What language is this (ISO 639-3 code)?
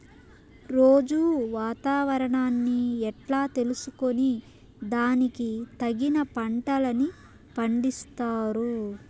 tel